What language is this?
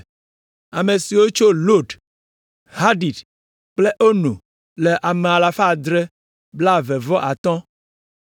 Ewe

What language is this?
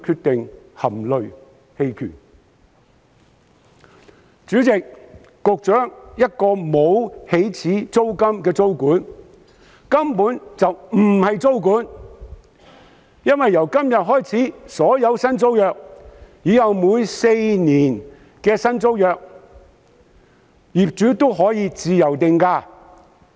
Cantonese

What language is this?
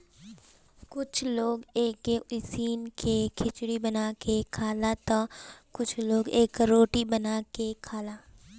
Bhojpuri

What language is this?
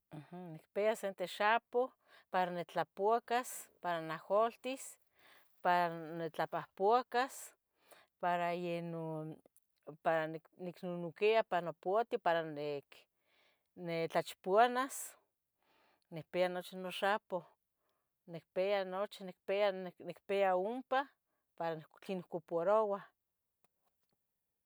Tetelcingo Nahuatl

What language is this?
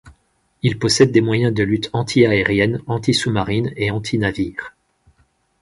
French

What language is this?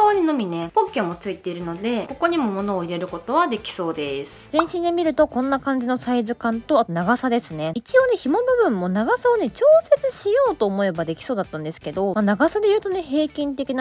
Japanese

